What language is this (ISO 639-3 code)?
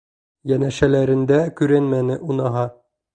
bak